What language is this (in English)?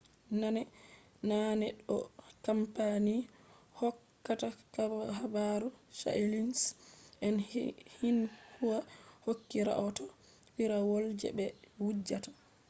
Fula